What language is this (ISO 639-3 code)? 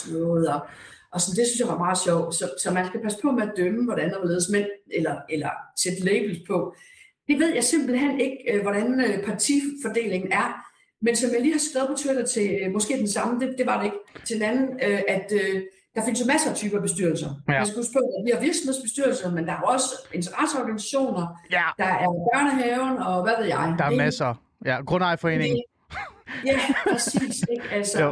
dan